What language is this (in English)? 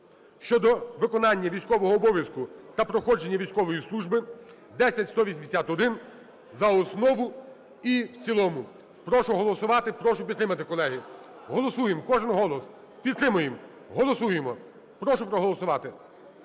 Ukrainian